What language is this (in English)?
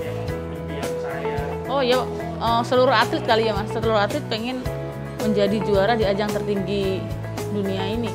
Indonesian